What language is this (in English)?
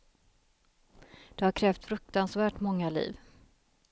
Swedish